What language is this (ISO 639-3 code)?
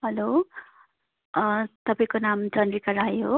nep